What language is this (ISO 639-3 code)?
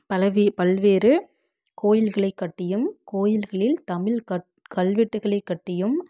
tam